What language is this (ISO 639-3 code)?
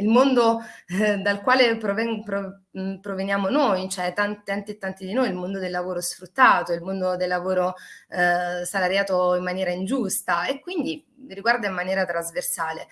ita